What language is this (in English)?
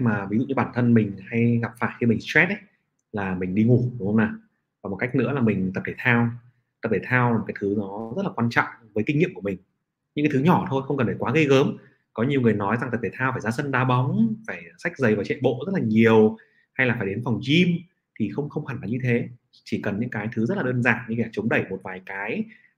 Vietnamese